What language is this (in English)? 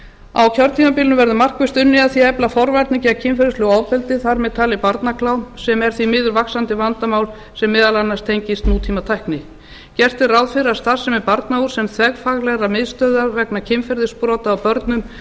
Icelandic